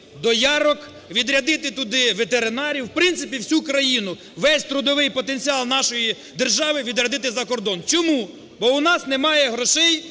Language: Ukrainian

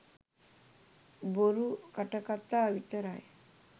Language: Sinhala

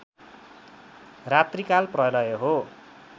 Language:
Nepali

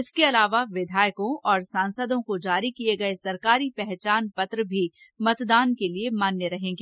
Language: Hindi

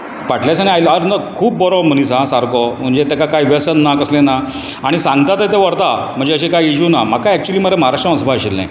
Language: Konkani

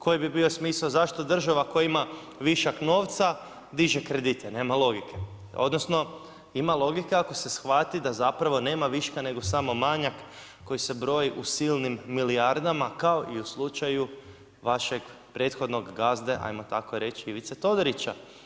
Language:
Croatian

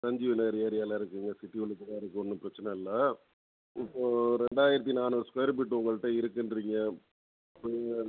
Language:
Tamil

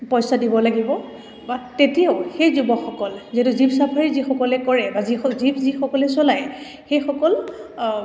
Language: Assamese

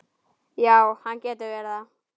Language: Icelandic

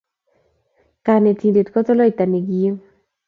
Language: Kalenjin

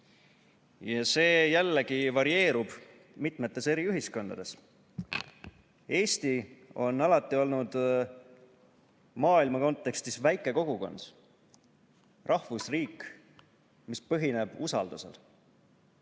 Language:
Estonian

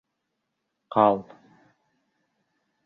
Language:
Bashkir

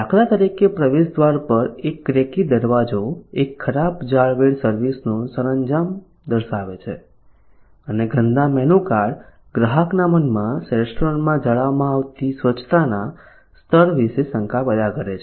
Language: Gujarati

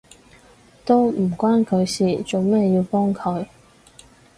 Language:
Cantonese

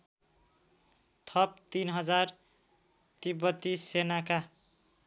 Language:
Nepali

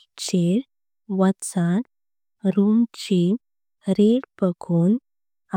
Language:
Konkani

